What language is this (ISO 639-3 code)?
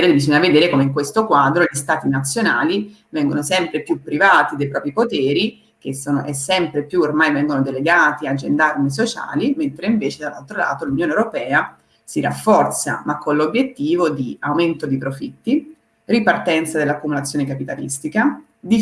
ita